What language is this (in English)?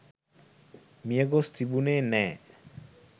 Sinhala